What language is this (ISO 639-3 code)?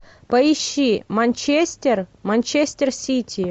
rus